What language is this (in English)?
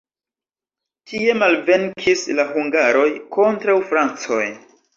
Esperanto